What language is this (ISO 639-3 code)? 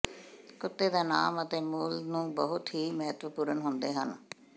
pan